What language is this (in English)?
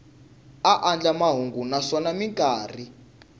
Tsonga